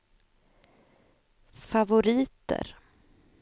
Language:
Swedish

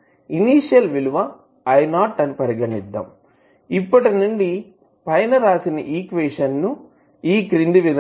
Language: Telugu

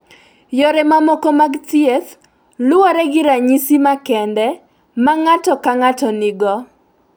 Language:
Luo (Kenya and Tanzania)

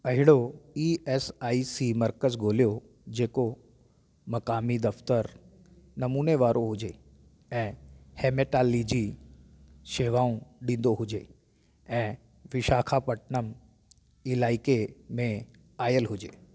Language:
Sindhi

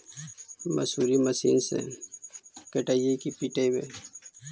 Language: Magahi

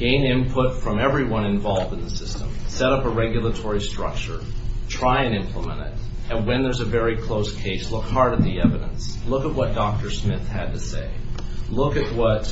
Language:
English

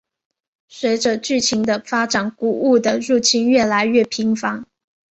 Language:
Chinese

